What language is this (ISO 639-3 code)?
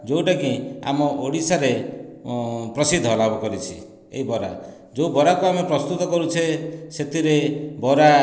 ori